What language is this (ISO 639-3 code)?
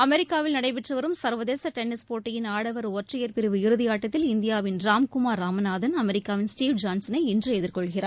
tam